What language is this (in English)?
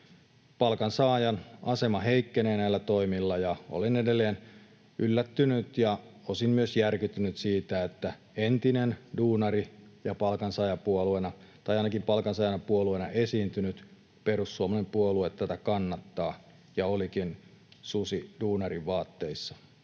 Finnish